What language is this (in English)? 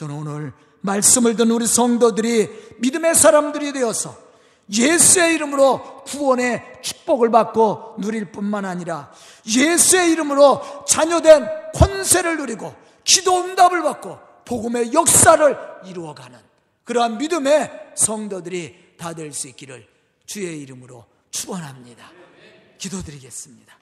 Korean